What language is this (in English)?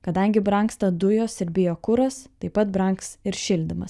Lithuanian